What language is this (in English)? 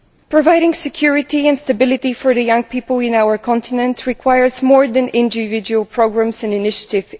English